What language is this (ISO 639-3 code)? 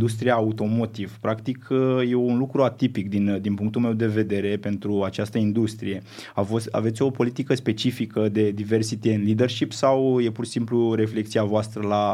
ron